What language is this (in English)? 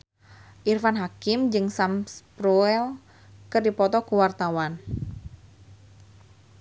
Sundanese